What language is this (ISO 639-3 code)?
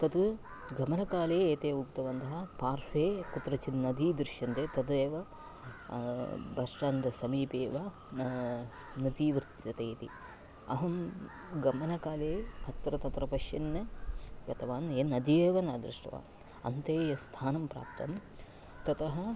san